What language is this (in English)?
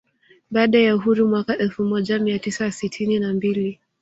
Swahili